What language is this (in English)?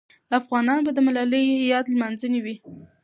Pashto